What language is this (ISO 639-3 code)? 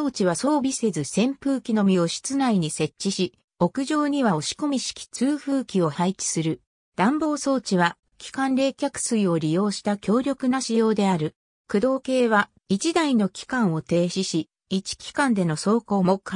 jpn